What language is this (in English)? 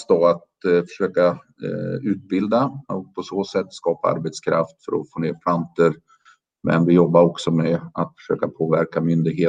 Swedish